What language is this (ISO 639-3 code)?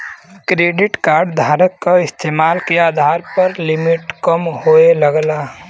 bho